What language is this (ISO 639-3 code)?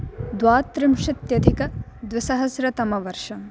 san